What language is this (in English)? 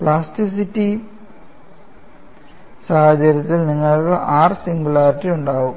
Malayalam